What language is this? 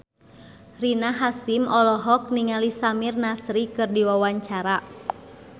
Sundanese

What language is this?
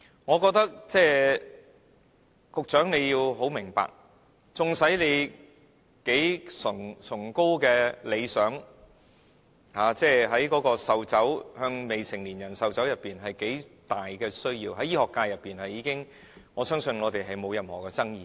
Cantonese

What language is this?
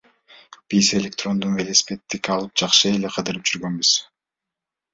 Kyrgyz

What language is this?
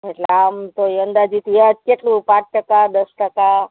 Gujarati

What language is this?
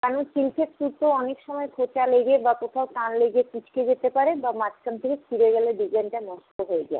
Bangla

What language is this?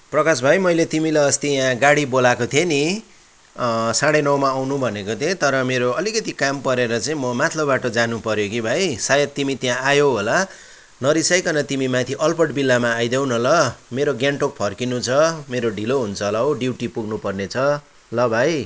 Nepali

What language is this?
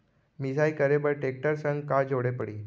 Chhattisgarhi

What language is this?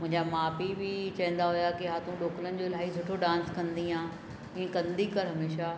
Sindhi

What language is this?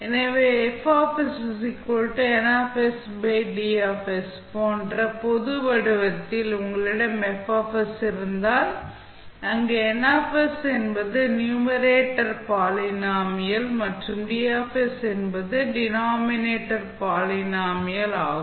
Tamil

